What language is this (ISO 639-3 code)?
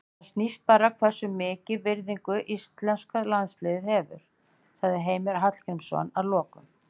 isl